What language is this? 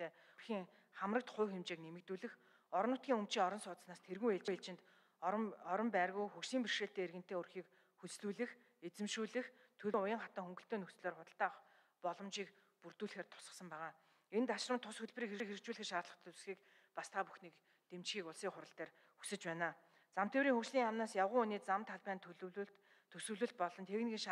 Arabic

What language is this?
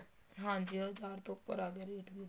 Punjabi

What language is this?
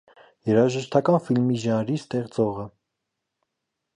Armenian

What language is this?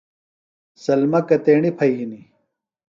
Phalura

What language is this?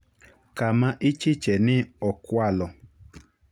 Luo (Kenya and Tanzania)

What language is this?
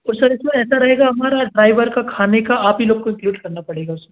Hindi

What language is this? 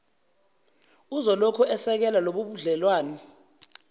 Zulu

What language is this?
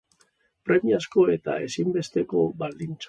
Basque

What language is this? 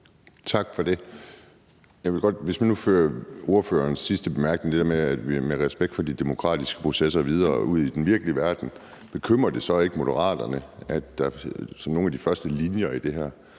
Danish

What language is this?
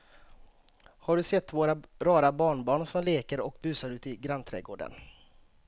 Swedish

